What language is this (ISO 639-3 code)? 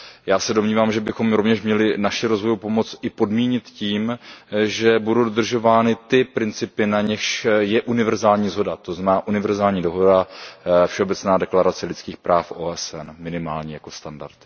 ces